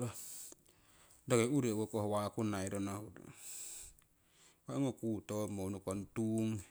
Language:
Siwai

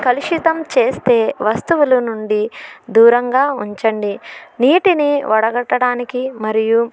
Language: Telugu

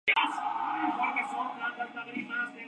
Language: Spanish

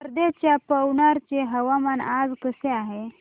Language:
Marathi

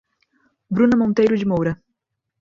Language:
Portuguese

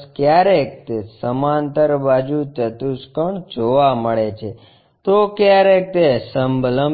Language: Gujarati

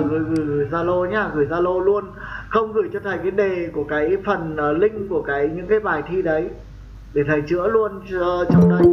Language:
Vietnamese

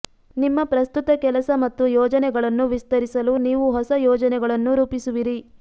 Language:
Kannada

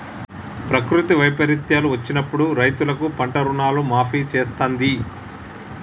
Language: Telugu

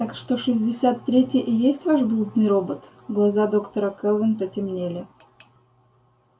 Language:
Russian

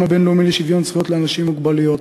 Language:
Hebrew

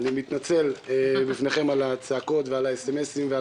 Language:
Hebrew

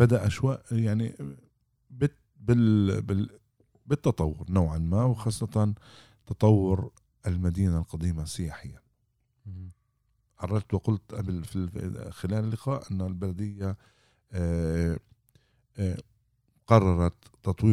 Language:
Arabic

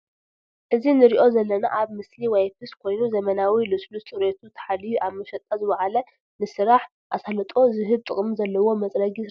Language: Tigrinya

